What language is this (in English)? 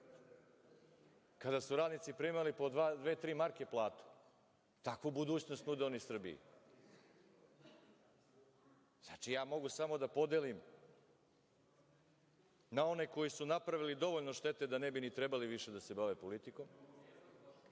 Serbian